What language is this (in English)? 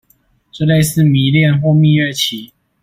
Chinese